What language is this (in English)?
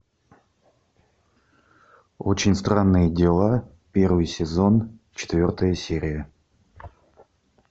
Russian